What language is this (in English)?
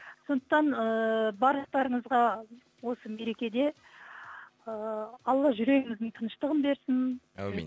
Kazakh